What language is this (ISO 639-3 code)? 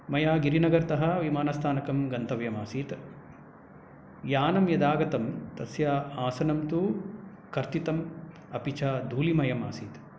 san